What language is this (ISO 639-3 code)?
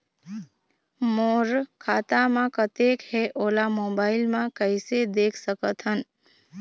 hne